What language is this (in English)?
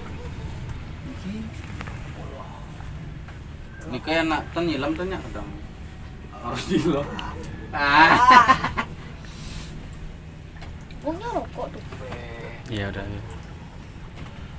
Indonesian